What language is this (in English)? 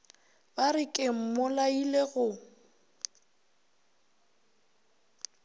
Northern Sotho